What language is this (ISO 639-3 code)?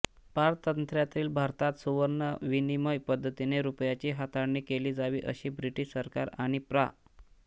mar